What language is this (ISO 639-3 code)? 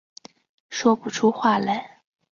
zho